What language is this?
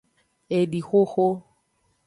Aja (Benin)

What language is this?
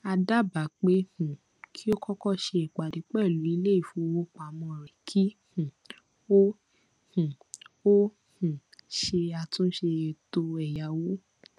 Yoruba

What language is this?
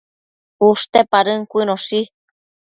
Matsés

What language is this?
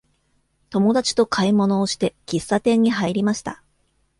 Japanese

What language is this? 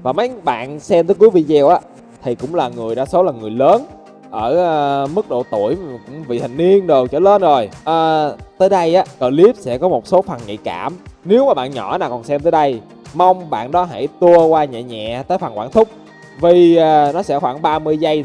Vietnamese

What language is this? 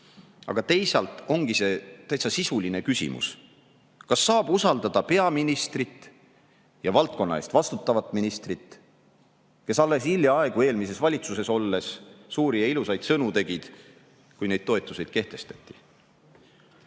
Estonian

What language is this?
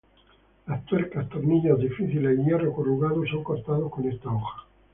Spanish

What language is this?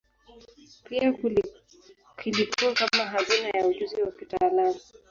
Swahili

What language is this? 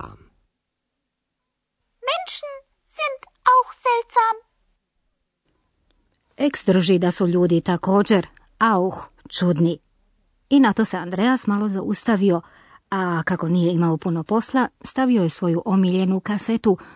Croatian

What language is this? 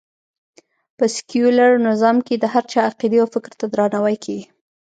Pashto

